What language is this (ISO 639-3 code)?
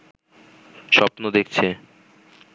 ben